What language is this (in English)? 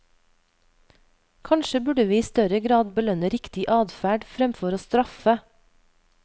Norwegian